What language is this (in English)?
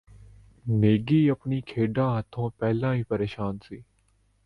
Punjabi